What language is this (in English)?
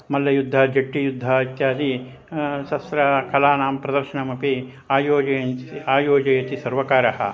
Sanskrit